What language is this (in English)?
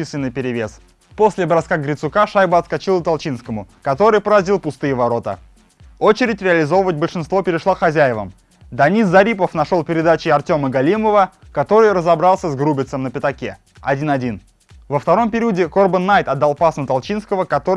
Russian